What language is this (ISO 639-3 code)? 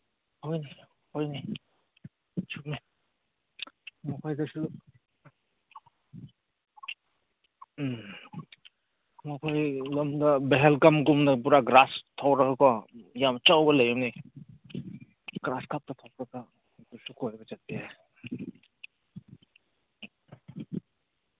mni